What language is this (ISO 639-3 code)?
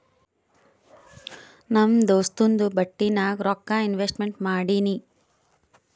kan